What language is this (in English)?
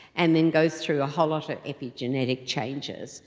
English